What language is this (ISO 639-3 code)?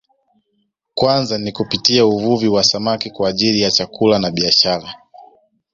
swa